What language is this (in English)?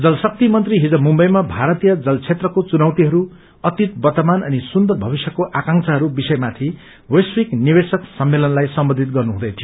Nepali